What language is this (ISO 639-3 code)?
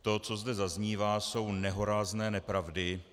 ces